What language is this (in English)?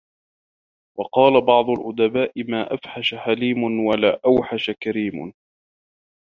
Arabic